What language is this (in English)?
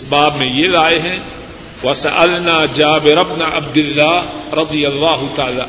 Urdu